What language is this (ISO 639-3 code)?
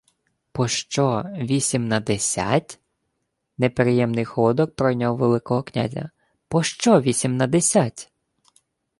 ukr